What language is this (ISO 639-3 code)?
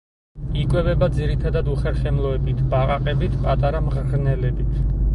kat